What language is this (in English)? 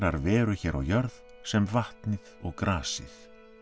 Icelandic